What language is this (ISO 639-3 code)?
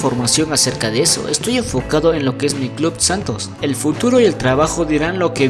spa